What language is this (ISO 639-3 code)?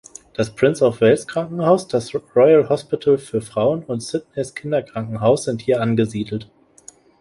deu